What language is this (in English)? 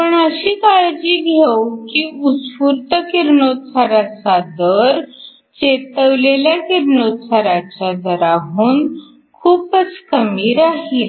Marathi